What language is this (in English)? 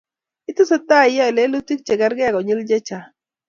Kalenjin